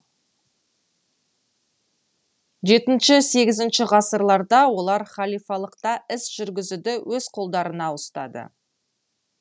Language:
Kazakh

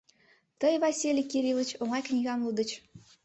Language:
Mari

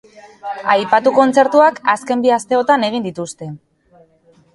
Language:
Basque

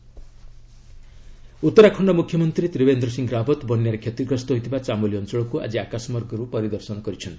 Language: Odia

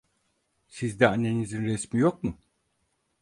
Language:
Turkish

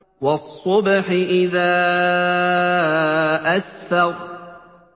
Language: Arabic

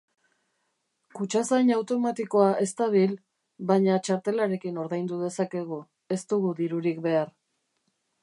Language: Basque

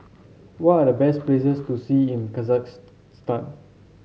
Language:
English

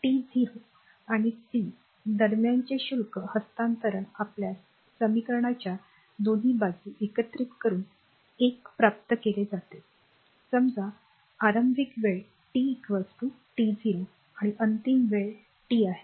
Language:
Marathi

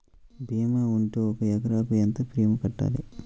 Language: Telugu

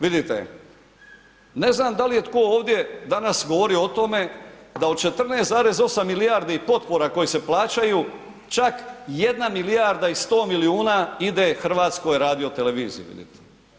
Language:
Croatian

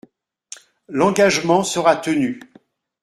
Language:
French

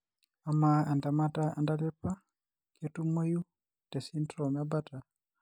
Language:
Masai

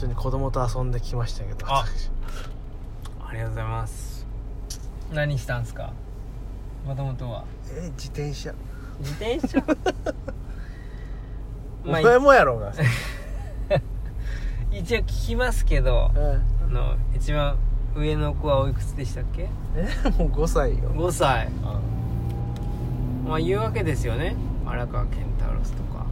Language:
Japanese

